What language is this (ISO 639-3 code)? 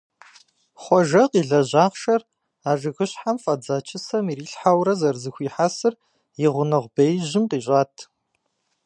kbd